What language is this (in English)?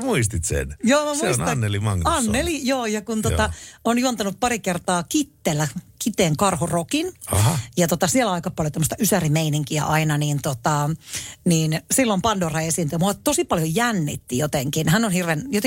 Finnish